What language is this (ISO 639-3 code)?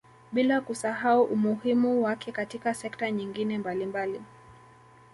swa